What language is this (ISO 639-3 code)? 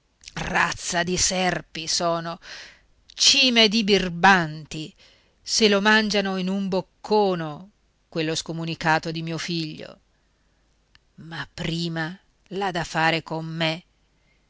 ita